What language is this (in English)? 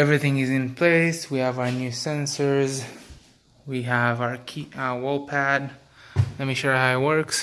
English